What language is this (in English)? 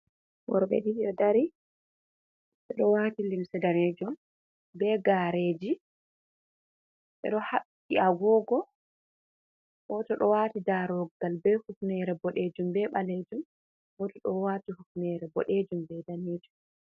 Fula